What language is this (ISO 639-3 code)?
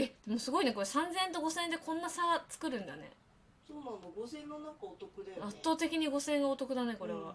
jpn